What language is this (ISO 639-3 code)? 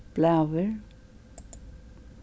fao